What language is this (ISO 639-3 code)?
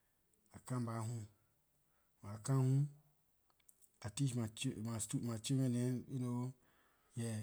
lir